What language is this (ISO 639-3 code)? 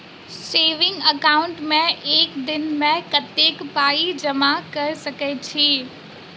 mai